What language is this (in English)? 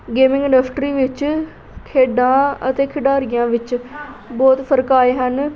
Punjabi